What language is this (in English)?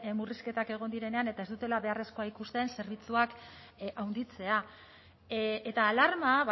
Basque